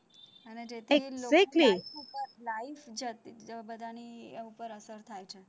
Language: Gujarati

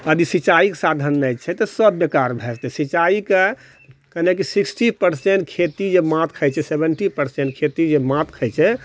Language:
Maithili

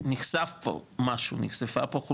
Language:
Hebrew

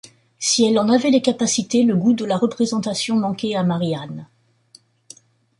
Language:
French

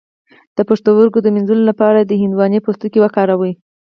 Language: Pashto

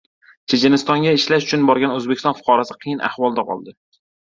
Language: Uzbek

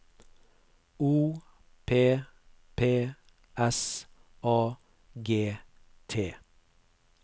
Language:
Norwegian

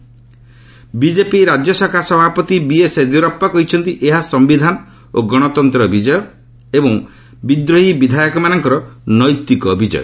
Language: Odia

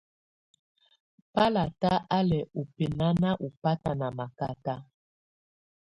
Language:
Tunen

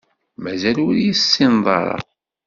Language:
Kabyle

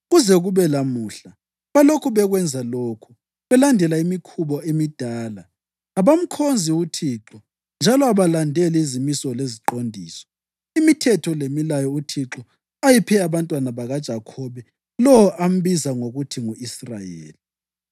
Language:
North Ndebele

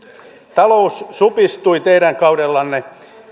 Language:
Finnish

